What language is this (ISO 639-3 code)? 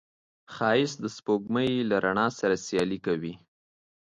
pus